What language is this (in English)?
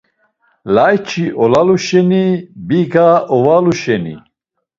Laz